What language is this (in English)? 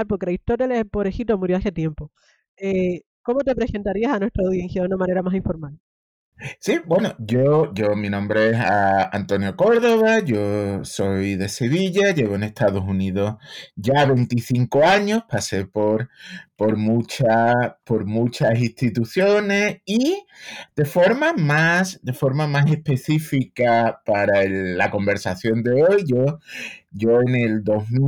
Spanish